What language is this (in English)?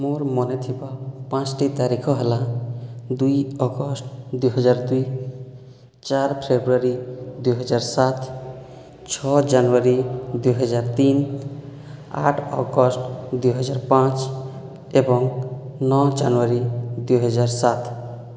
Odia